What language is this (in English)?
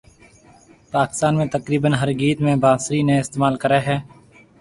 Marwari (Pakistan)